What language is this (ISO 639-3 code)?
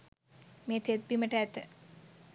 sin